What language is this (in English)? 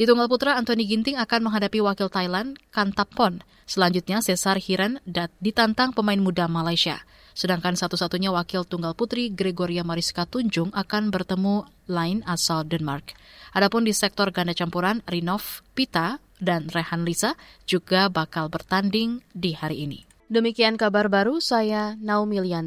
Indonesian